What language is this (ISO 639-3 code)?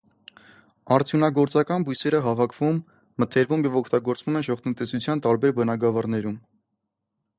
hye